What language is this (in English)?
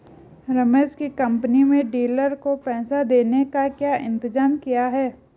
Hindi